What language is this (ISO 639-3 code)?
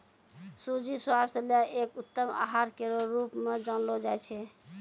mai